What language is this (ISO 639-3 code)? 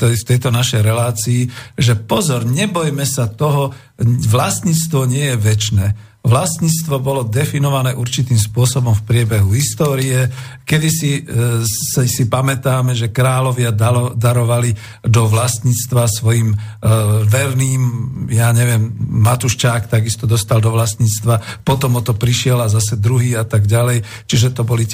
slk